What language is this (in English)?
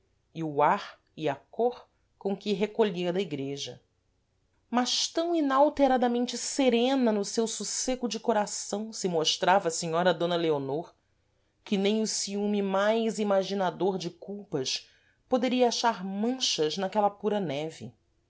Portuguese